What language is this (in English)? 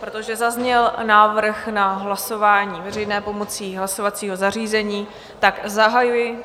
Czech